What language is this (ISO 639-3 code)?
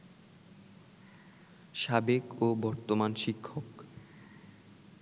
ben